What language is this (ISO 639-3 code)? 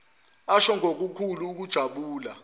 zul